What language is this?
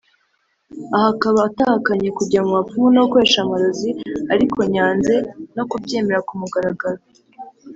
Kinyarwanda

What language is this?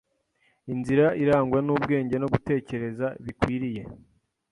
Kinyarwanda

